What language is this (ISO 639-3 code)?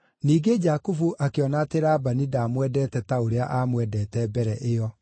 kik